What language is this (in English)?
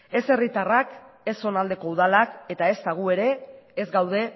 Basque